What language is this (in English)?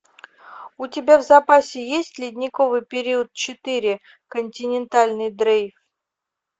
Russian